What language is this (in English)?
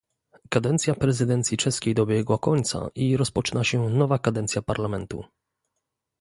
Polish